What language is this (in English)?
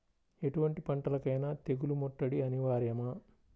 Telugu